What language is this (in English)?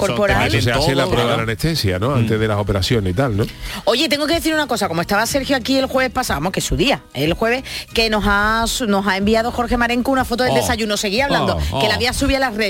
Spanish